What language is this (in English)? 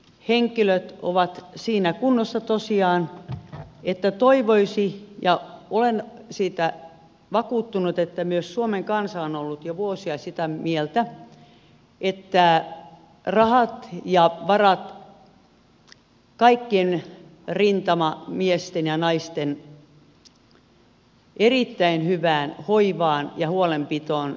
Finnish